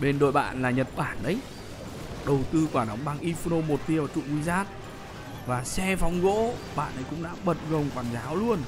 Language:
Vietnamese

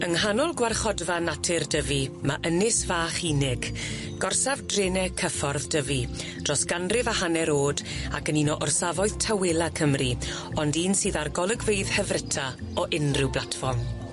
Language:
Welsh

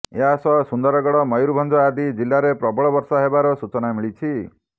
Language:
Odia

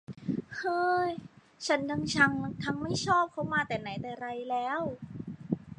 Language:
Thai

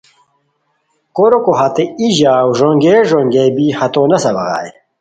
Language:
Khowar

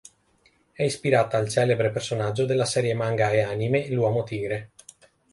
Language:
Italian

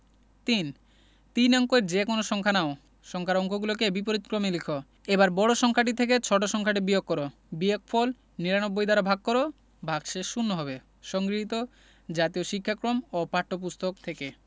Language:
Bangla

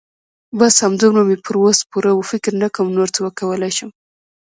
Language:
Pashto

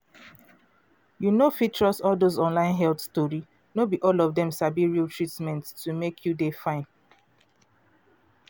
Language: Nigerian Pidgin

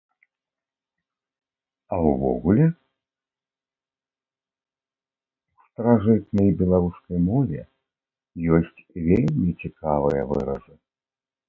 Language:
Belarusian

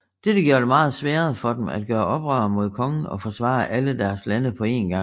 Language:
Danish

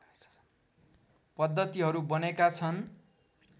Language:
Nepali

